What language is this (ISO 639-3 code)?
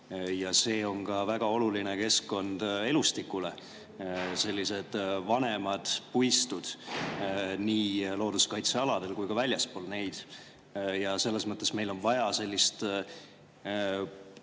est